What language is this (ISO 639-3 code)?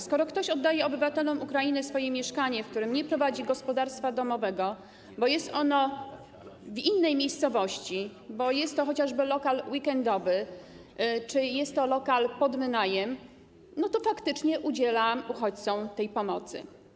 pol